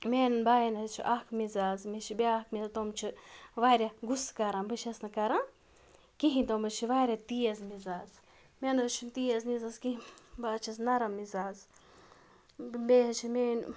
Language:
Kashmiri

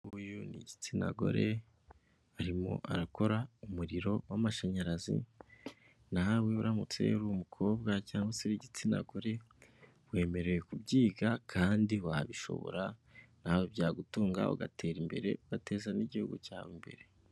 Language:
Kinyarwanda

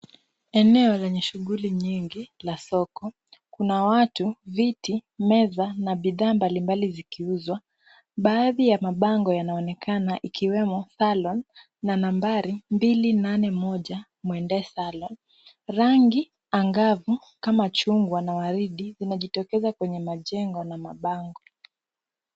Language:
Swahili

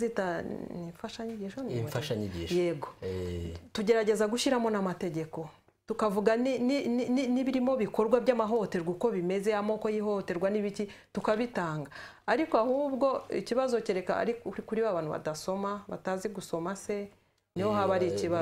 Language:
Romanian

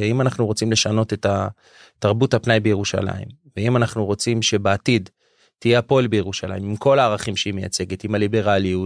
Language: Hebrew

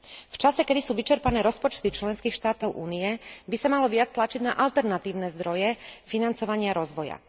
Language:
Slovak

